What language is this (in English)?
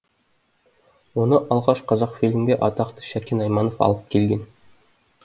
Kazakh